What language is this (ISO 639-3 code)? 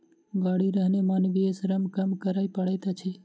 mai